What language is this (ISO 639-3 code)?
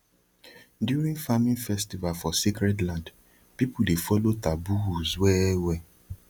pcm